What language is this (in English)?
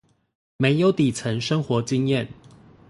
Chinese